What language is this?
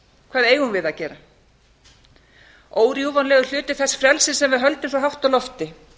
Icelandic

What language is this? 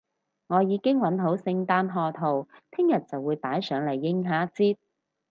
Cantonese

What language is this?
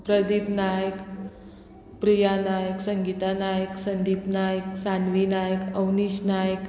Konkani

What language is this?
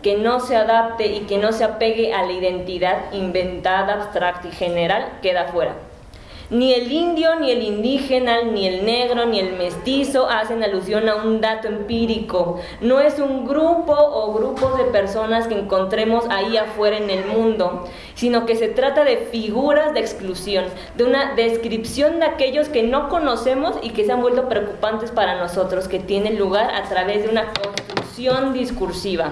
Spanish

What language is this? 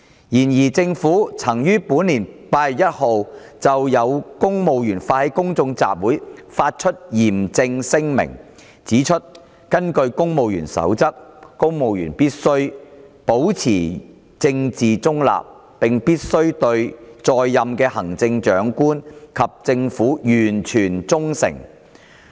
Cantonese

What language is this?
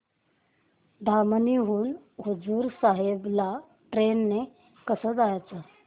Marathi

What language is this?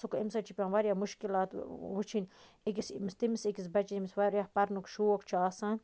Kashmiri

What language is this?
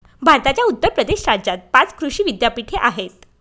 Marathi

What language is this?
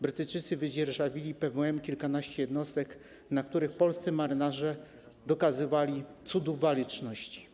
Polish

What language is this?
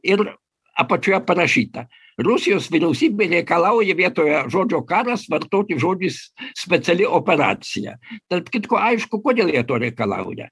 Lithuanian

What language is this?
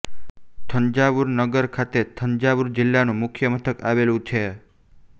Gujarati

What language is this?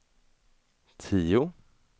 Swedish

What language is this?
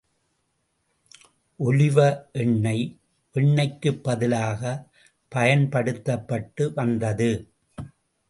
Tamil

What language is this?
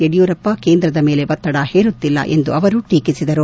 Kannada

